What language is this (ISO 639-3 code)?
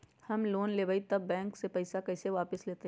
mag